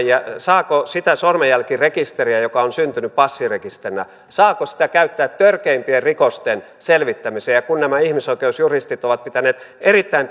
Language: Finnish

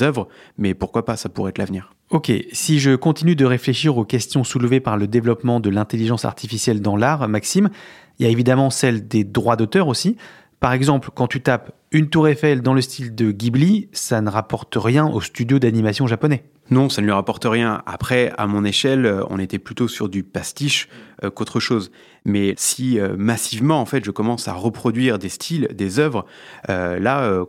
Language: French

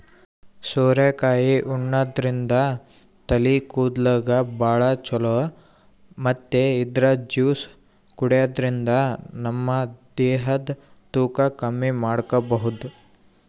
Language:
Kannada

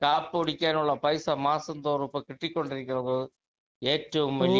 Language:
Malayalam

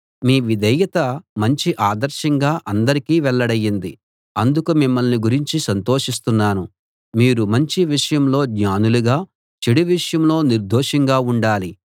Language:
Telugu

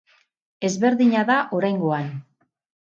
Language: Basque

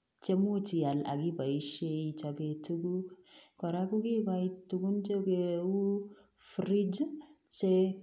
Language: Kalenjin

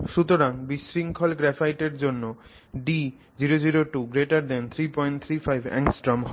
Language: Bangla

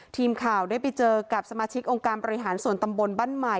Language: Thai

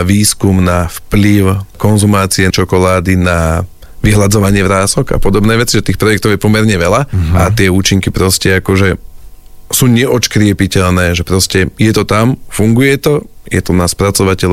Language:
Slovak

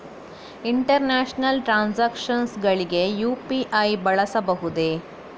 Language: Kannada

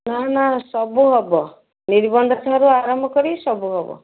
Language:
Odia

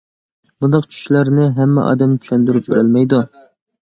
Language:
Uyghur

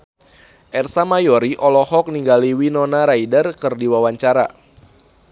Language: Sundanese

